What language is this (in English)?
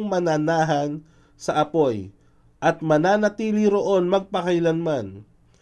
Filipino